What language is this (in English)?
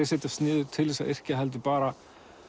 Icelandic